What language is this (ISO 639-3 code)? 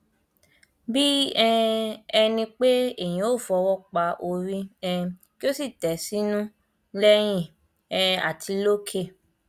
yor